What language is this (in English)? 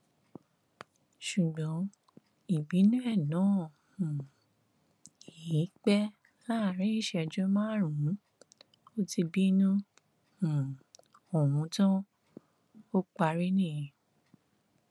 Yoruba